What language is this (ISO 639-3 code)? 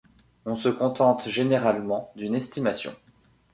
fra